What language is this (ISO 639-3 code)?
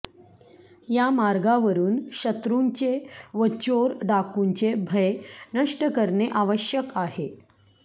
mar